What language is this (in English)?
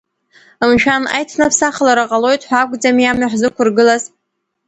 Abkhazian